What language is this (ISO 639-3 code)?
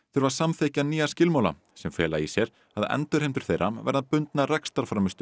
isl